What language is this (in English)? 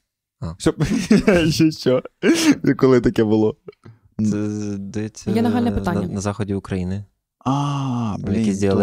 Ukrainian